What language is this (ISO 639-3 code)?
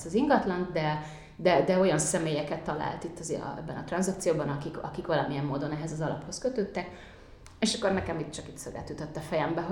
hun